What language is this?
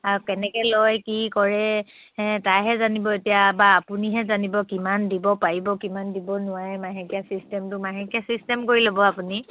Assamese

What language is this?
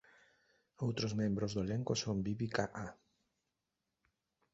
Galician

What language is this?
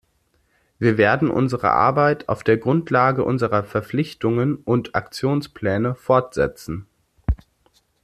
German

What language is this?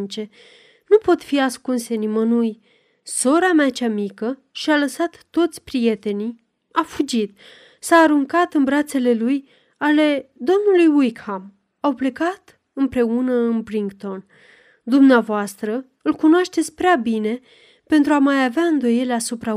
Romanian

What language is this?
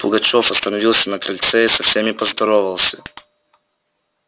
Russian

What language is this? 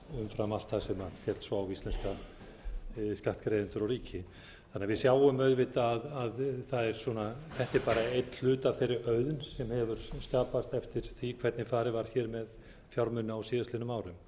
Icelandic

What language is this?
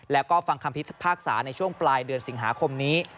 Thai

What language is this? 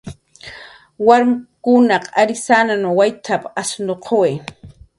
Jaqaru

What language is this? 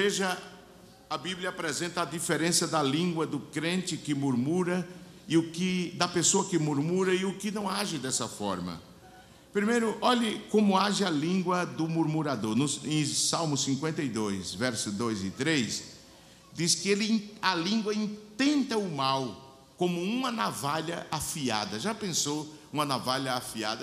Portuguese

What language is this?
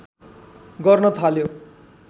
Nepali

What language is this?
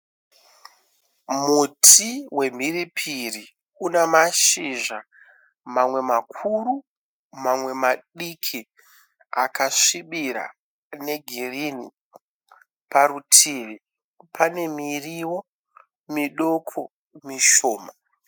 Shona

